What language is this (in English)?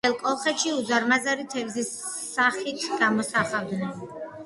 Georgian